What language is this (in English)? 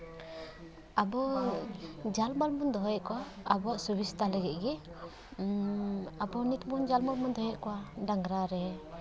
Santali